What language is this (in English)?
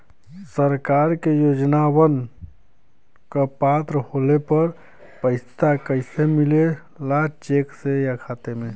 Bhojpuri